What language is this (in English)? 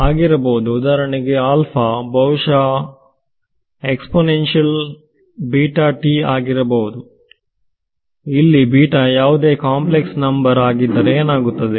Kannada